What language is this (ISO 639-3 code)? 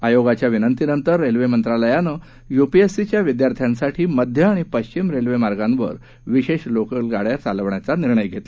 mar